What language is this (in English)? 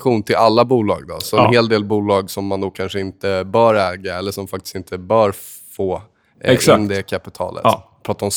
Swedish